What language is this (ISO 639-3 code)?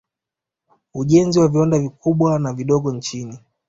swa